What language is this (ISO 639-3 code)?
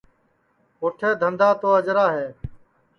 ssi